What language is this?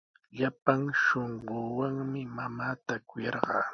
Sihuas Ancash Quechua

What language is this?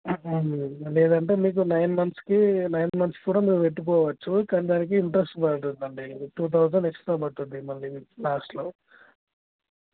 Telugu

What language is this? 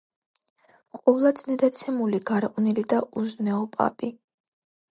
Georgian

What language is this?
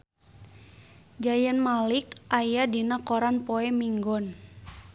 Sundanese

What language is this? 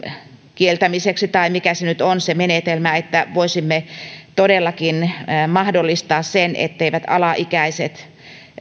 Finnish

